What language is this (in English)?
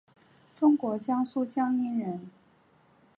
Chinese